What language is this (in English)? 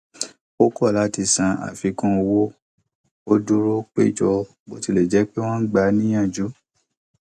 Yoruba